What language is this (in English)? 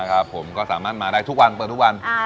Thai